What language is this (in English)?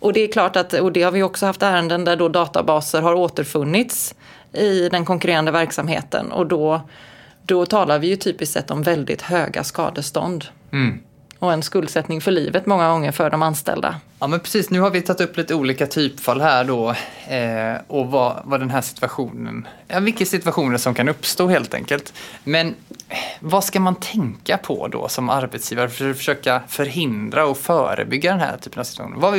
Swedish